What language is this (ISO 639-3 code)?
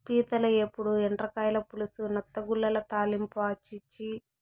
tel